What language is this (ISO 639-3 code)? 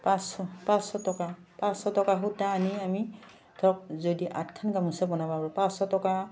asm